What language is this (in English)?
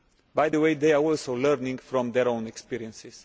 English